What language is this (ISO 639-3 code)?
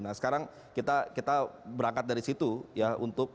ind